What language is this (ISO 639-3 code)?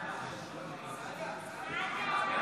heb